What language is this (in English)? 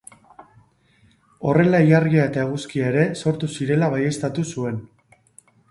Basque